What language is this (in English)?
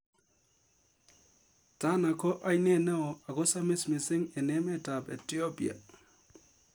Kalenjin